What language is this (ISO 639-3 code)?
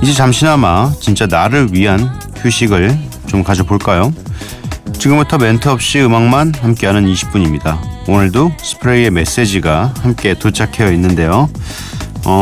kor